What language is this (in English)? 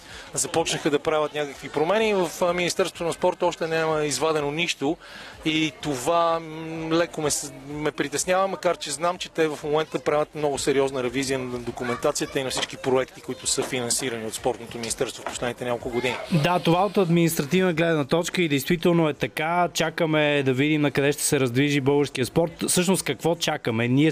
Bulgarian